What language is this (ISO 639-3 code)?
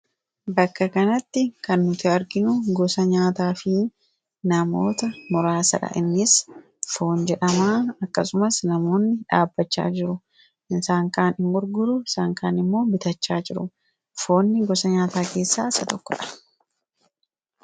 orm